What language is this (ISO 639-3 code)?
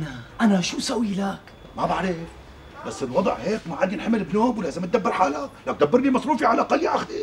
ara